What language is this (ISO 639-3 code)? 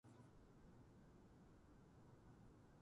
jpn